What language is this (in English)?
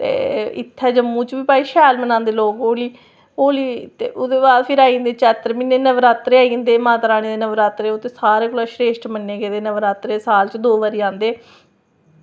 Dogri